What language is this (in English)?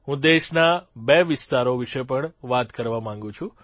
Gujarati